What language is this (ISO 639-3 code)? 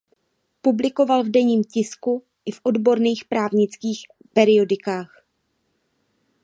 ces